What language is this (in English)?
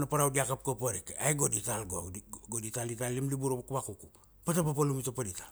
Kuanua